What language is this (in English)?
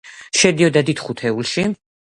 Georgian